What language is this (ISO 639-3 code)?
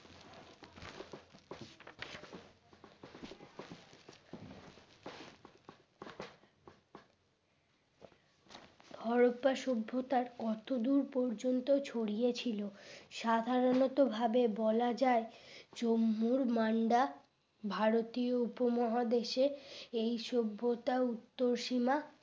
ben